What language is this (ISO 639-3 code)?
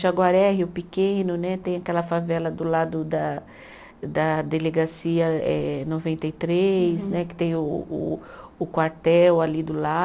por